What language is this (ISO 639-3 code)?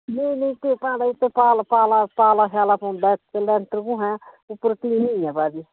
doi